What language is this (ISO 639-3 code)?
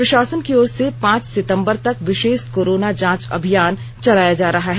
hin